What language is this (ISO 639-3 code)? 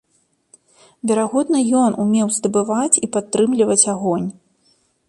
bel